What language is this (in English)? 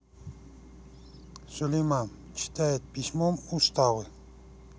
Russian